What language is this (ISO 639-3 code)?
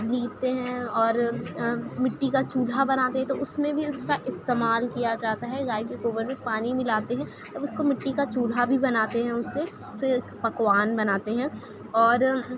urd